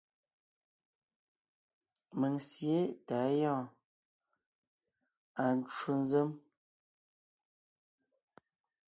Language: Ngiemboon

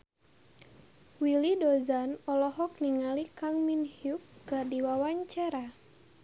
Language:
Sundanese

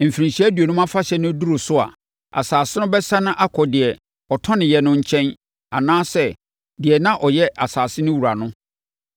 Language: Akan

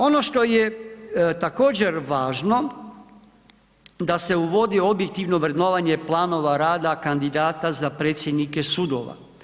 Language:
Croatian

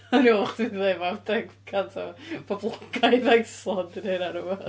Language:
Welsh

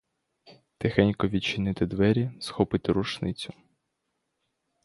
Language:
Ukrainian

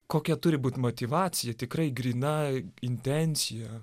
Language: Lithuanian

